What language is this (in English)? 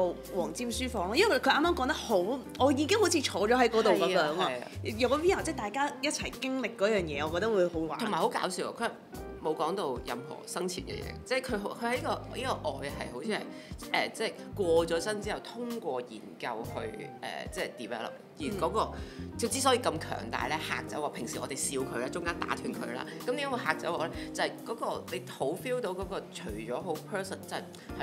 Chinese